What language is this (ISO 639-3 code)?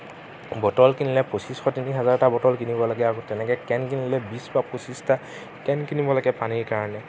asm